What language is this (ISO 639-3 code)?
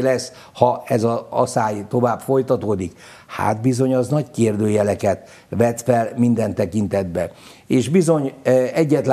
hun